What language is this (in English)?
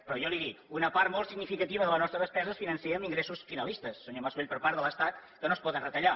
Catalan